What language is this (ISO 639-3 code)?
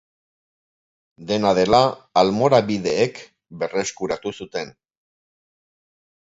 eus